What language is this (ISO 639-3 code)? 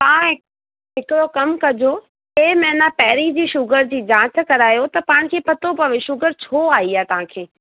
snd